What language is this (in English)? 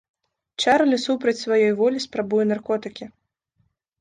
Belarusian